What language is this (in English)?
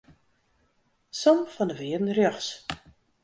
Western Frisian